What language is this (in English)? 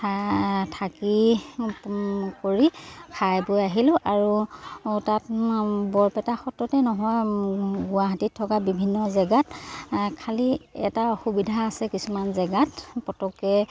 Assamese